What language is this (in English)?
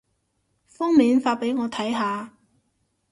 Cantonese